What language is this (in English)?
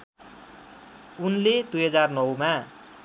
Nepali